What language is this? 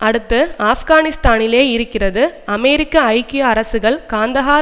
Tamil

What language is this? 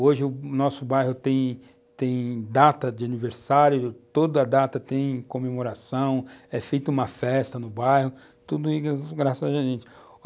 Portuguese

